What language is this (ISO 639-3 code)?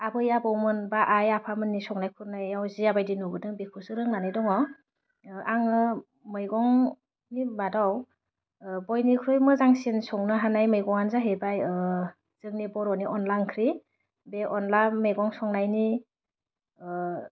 brx